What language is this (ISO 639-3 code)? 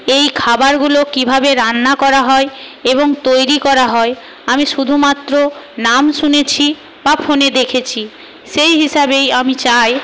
ben